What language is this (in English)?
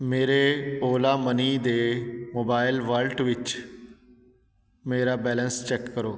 Punjabi